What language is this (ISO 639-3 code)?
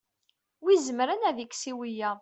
kab